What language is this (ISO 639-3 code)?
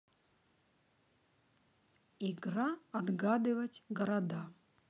rus